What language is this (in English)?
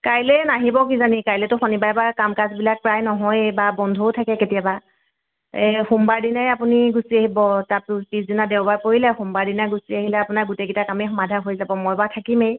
Assamese